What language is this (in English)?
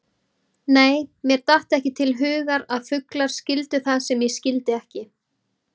Icelandic